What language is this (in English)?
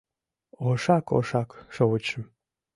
Mari